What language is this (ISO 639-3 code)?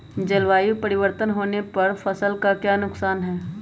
mag